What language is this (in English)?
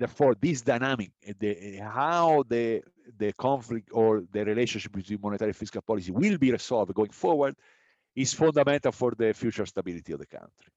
English